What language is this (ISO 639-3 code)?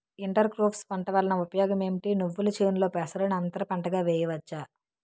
tel